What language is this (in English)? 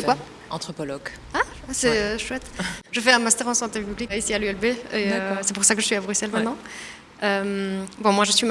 French